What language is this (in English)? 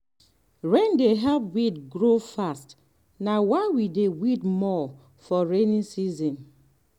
Nigerian Pidgin